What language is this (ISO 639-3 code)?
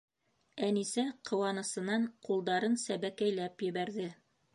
bak